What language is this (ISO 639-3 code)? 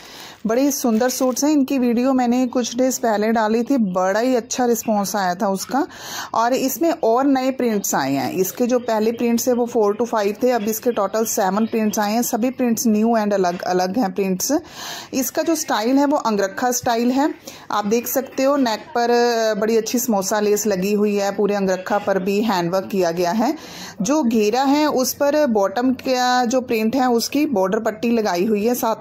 hin